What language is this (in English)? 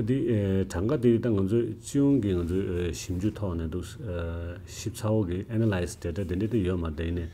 Korean